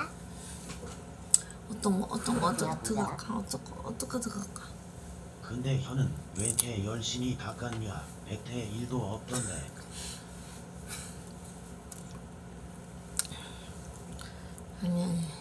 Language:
Korean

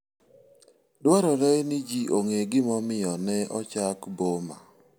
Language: Luo (Kenya and Tanzania)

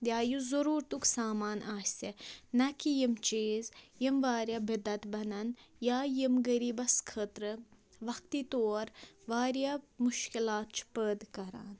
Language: Kashmiri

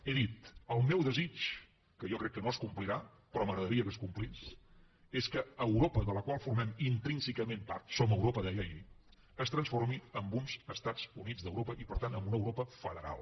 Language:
Catalan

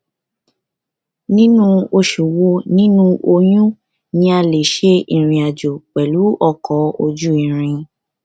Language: Yoruba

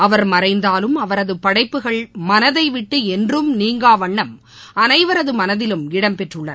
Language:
Tamil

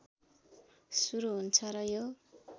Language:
Nepali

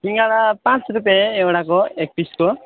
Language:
Nepali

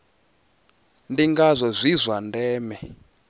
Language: Venda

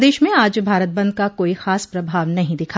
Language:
Hindi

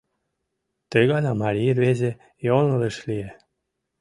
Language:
Mari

